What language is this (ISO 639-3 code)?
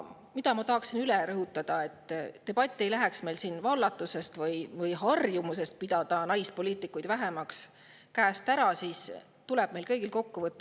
est